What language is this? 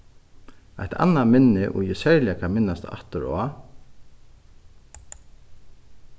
Faroese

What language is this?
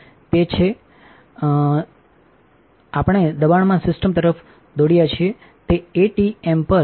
Gujarati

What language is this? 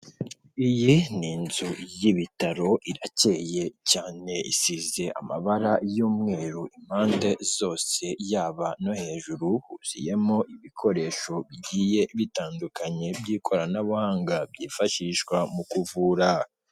Kinyarwanda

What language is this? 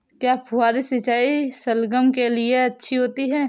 Hindi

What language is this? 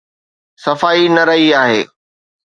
Sindhi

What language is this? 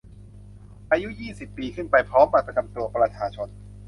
Thai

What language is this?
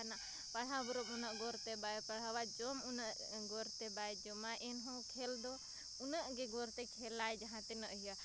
Santali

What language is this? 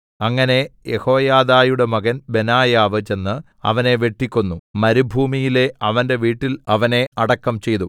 Malayalam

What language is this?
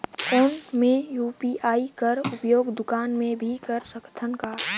Chhattisgarhi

